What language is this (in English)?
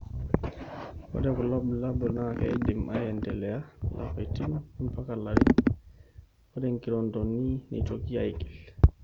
Masai